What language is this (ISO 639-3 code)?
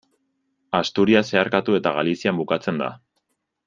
eus